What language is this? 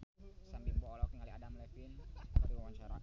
Sundanese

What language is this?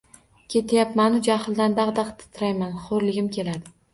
Uzbek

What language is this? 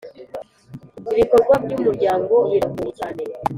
Kinyarwanda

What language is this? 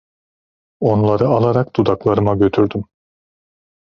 Turkish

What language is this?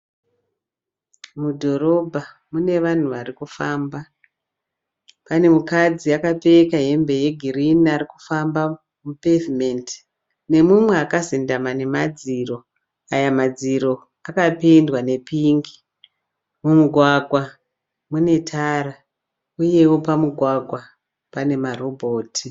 Shona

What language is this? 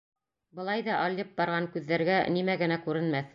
Bashkir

